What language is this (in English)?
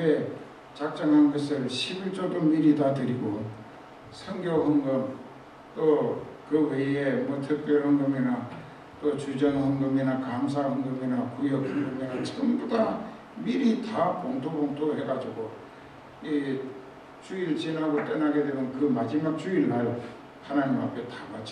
Korean